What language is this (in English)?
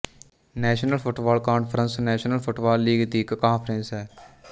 Punjabi